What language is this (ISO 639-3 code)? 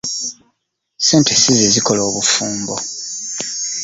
lug